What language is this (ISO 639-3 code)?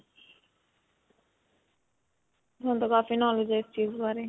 pan